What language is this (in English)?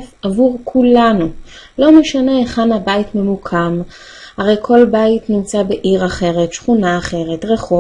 Hebrew